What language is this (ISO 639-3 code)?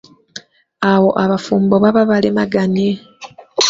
lug